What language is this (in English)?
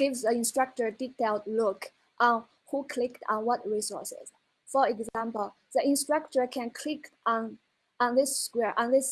English